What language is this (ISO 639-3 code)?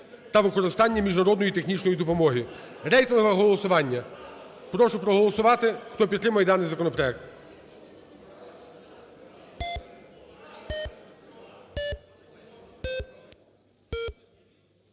ukr